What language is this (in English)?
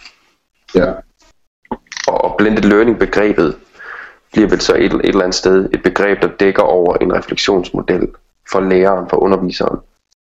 Danish